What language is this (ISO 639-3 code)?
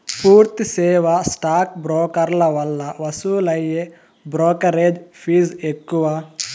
tel